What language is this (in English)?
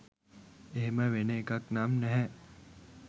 Sinhala